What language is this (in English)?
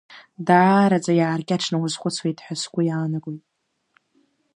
Abkhazian